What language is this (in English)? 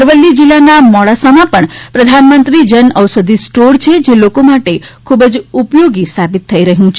Gujarati